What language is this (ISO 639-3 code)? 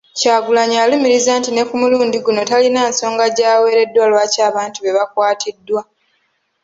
lug